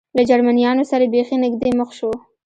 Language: Pashto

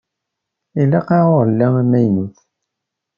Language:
Kabyle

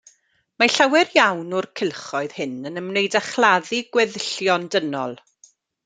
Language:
Welsh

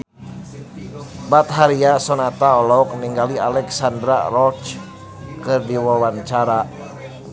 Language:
Sundanese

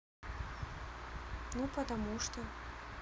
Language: Russian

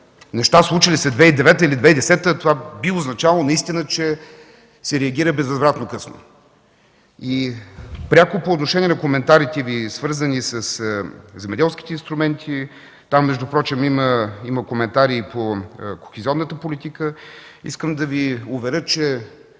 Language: Bulgarian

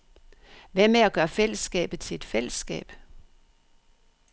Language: Danish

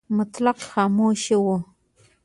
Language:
Pashto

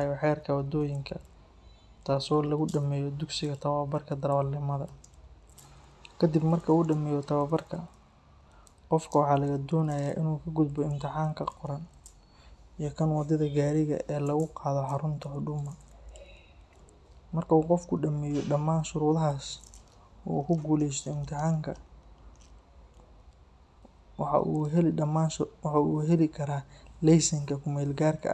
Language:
Somali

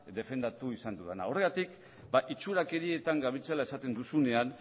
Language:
Basque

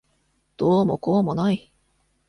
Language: Japanese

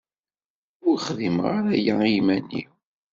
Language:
Kabyle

